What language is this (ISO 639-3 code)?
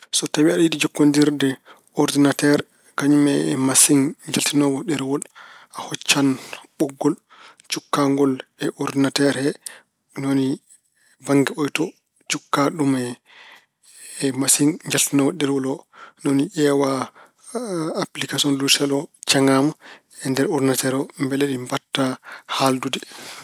ful